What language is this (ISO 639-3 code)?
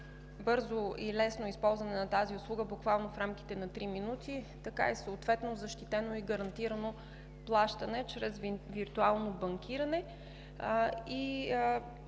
bul